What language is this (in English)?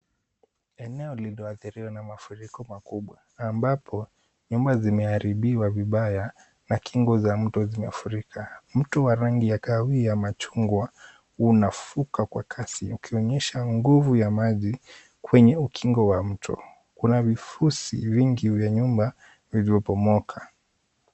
Swahili